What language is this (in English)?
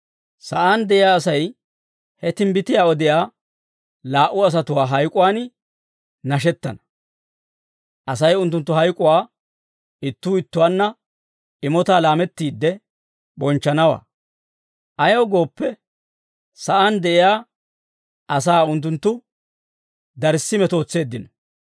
Dawro